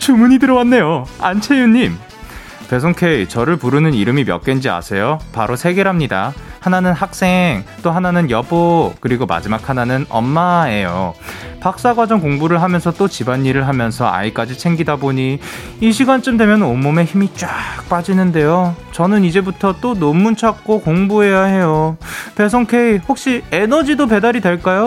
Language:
Korean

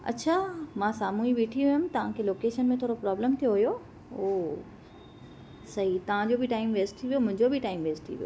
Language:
Sindhi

